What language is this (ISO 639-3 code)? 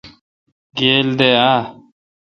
xka